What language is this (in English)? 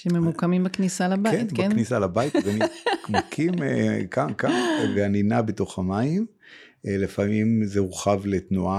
Hebrew